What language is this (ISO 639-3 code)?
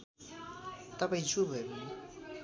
nep